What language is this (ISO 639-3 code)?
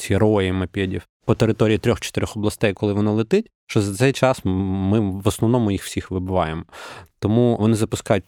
ukr